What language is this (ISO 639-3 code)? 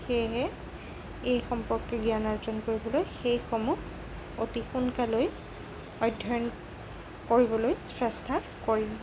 asm